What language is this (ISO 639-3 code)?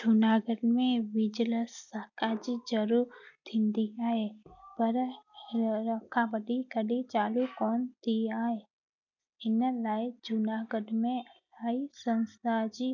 snd